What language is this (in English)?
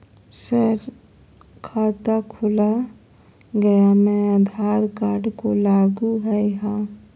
Magahi